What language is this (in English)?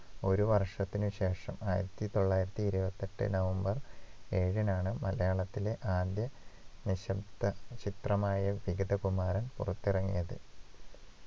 Malayalam